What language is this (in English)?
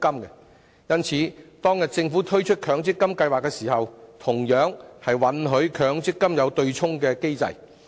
Cantonese